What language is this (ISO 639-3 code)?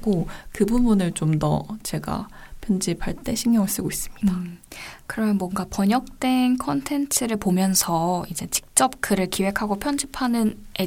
kor